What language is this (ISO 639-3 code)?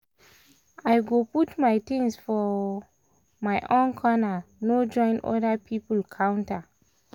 pcm